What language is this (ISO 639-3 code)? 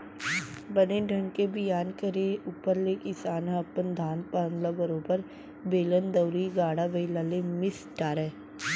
hne